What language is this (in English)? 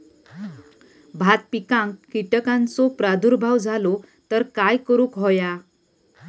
Marathi